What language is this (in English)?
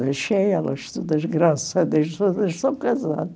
Portuguese